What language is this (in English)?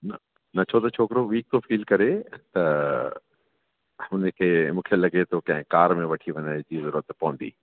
Sindhi